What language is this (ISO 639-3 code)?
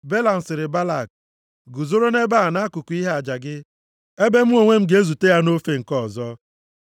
ibo